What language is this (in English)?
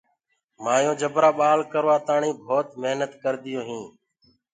Gurgula